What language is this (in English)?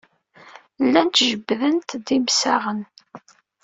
Kabyle